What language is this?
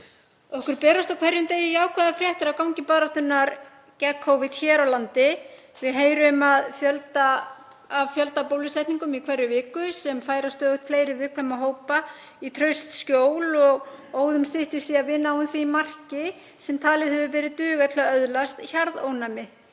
Icelandic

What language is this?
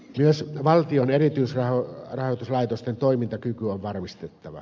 Finnish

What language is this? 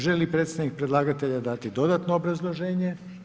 Croatian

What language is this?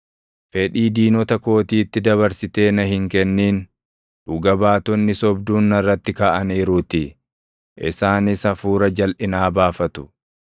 Oromo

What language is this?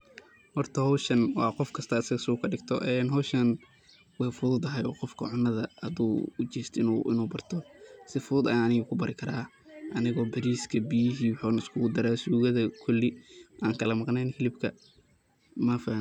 Somali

